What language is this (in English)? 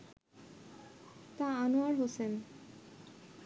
Bangla